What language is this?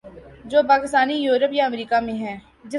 Urdu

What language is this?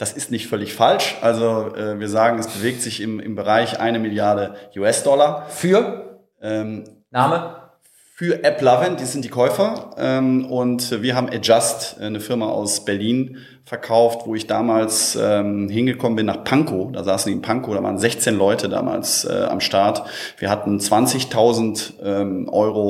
German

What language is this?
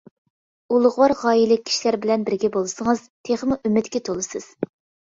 Uyghur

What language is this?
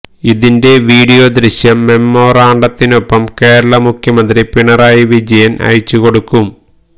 Malayalam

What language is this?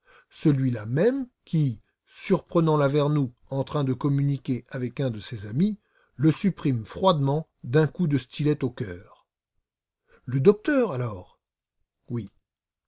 French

